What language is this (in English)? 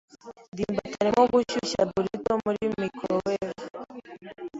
Kinyarwanda